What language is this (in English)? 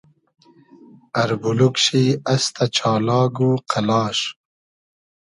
Hazaragi